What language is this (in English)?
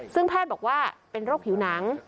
Thai